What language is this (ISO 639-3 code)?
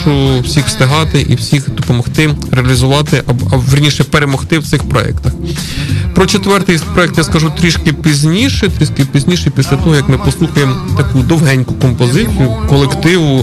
ukr